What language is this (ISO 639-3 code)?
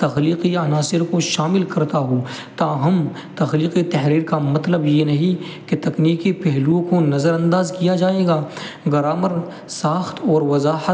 urd